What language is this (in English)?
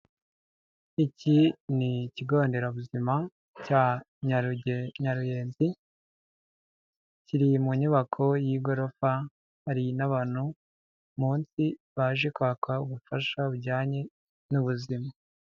Kinyarwanda